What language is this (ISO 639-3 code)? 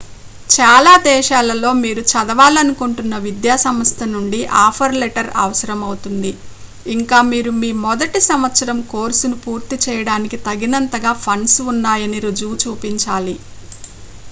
tel